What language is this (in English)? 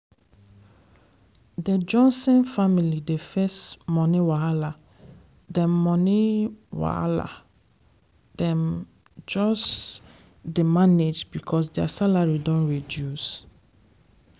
Nigerian Pidgin